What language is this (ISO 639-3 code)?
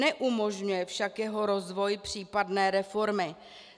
ces